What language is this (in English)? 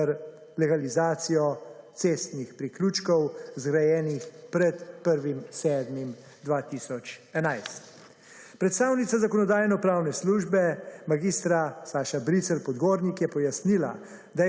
Slovenian